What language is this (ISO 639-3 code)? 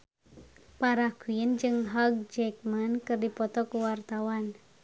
sun